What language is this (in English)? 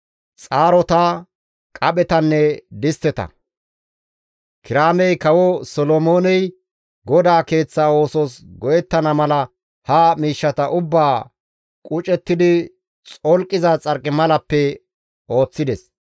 Gamo